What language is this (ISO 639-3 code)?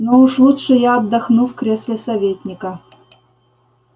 rus